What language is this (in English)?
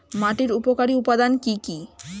Bangla